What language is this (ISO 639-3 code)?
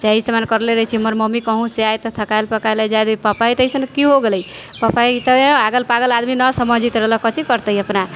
mai